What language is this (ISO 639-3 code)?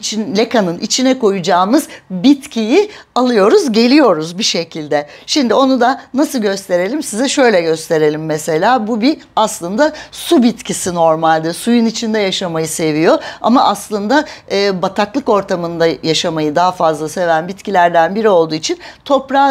tur